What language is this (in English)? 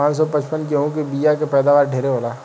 Bhojpuri